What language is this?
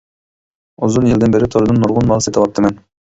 Uyghur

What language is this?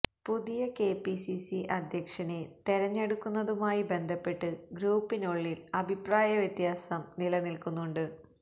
Malayalam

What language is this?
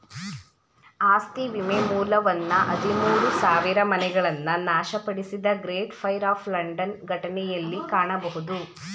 Kannada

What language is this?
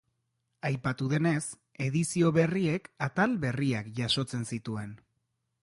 Basque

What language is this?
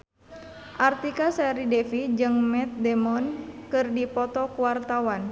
Sundanese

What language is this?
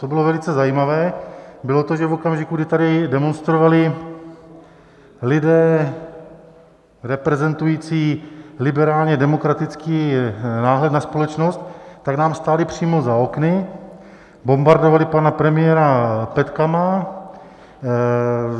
Czech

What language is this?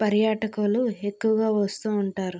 Telugu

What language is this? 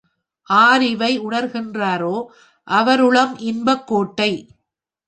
Tamil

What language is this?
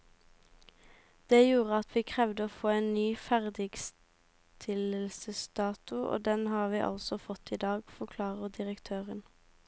Norwegian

